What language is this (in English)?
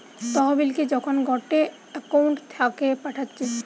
Bangla